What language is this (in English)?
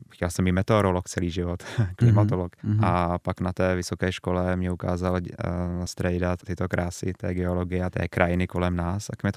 Czech